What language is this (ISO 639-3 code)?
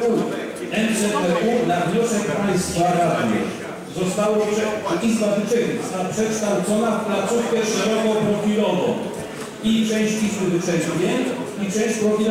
pol